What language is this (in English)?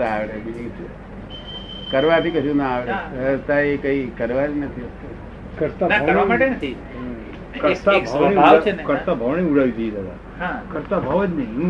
Gujarati